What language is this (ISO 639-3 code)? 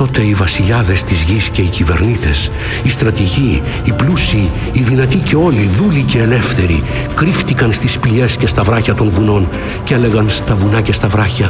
ell